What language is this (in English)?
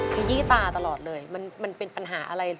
Thai